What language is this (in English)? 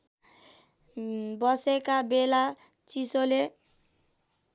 Nepali